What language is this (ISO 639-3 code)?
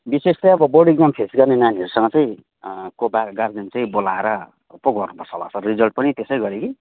nep